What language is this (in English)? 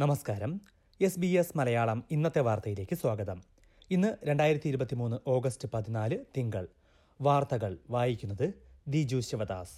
Malayalam